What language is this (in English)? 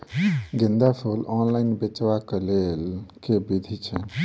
Maithili